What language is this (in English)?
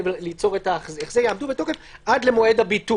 Hebrew